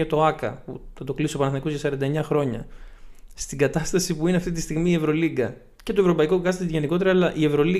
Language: Greek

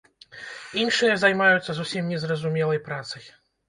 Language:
Belarusian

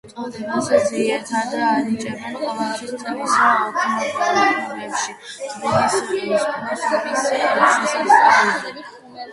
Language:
Georgian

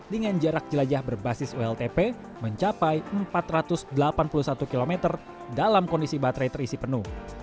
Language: Indonesian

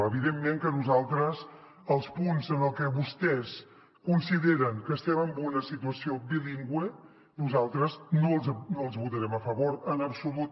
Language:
Catalan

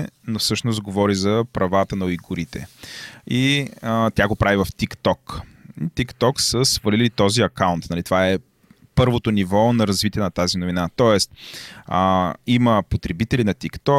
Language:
Bulgarian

